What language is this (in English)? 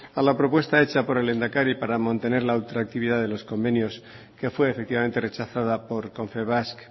Spanish